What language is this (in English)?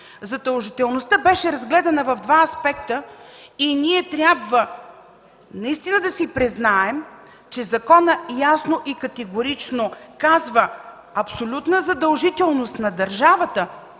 Bulgarian